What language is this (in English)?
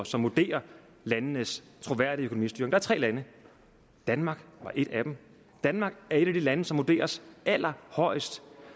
Danish